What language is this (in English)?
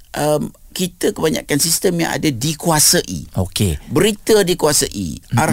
Malay